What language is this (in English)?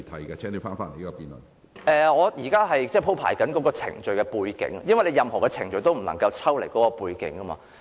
Cantonese